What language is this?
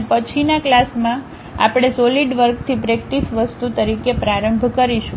Gujarati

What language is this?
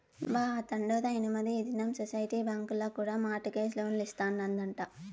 Telugu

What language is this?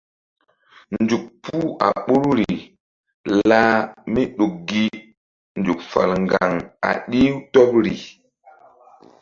Mbum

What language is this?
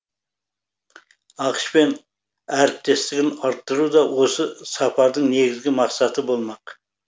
Kazakh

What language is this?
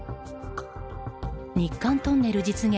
Japanese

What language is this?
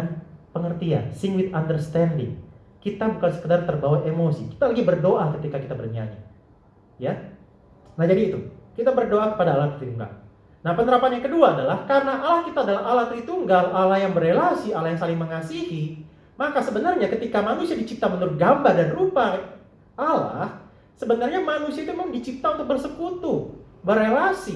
Indonesian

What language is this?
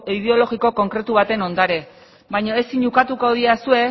Basque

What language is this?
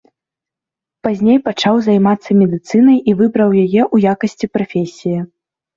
Belarusian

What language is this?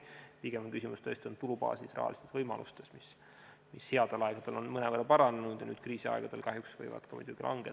Estonian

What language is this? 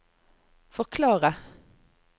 Norwegian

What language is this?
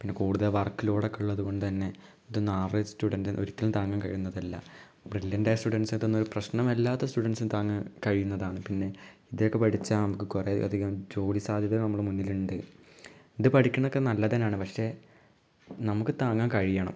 Malayalam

